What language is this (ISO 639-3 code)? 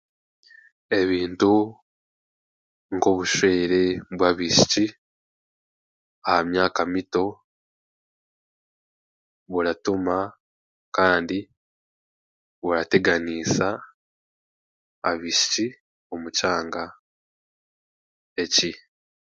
cgg